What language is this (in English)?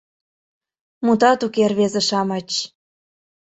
Mari